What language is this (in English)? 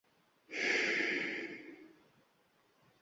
Uzbek